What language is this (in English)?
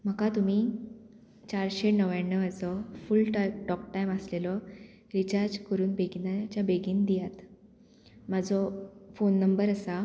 Konkani